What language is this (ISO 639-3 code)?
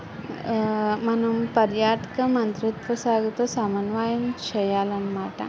tel